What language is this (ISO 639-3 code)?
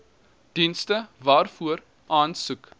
afr